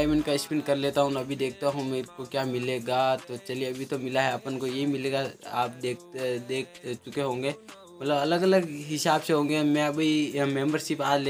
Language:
Hindi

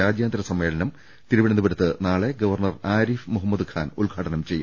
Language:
Malayalam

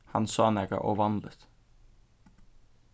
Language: Faroese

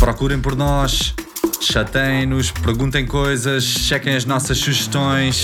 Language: Portuguese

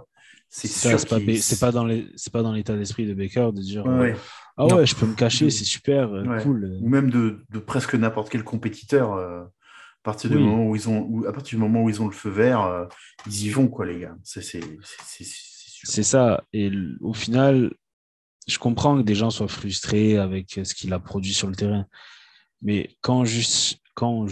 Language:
French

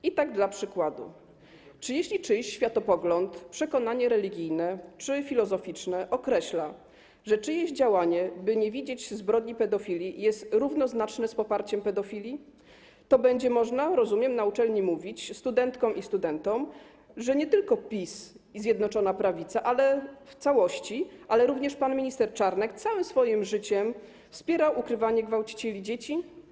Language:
Polish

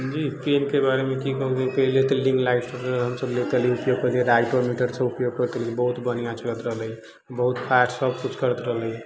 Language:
Maithili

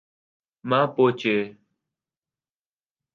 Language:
Urdu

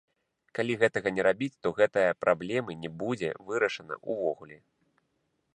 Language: Belarusian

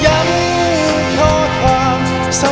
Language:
Thai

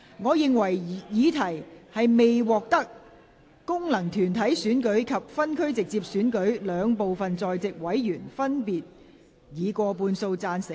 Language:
Cantonese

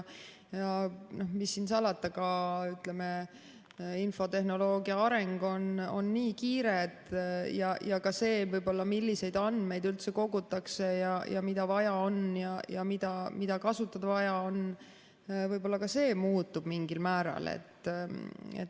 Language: Estonian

